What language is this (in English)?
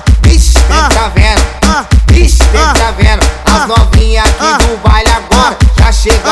Portuguese